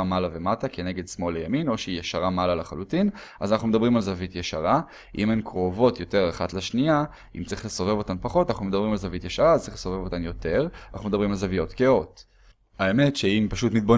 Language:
Hebrew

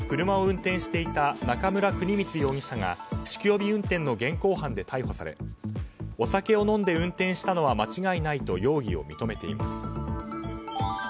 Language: Japanese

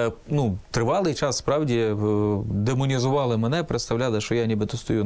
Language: Ukrainian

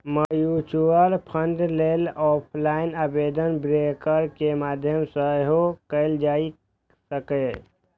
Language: Maithili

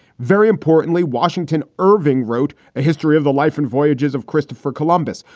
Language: English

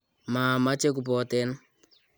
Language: Kalenjin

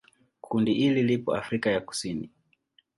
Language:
Swahili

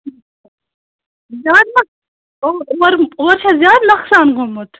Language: Kashmiri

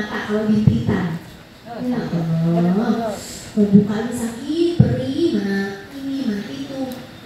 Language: Indonesian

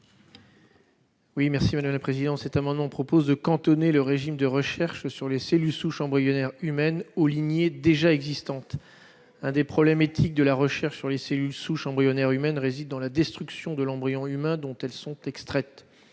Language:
French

